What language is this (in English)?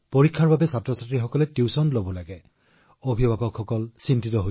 Assamese